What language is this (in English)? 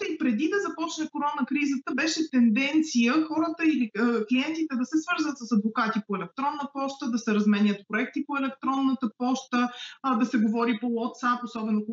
Bulgarian